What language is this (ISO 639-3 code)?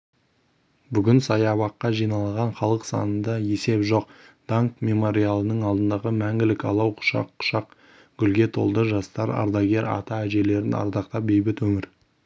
kaz